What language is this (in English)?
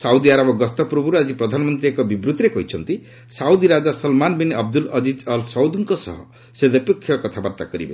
Odia